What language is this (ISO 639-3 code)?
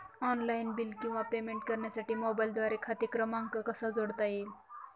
mar